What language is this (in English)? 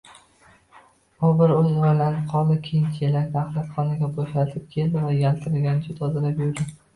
Uzbek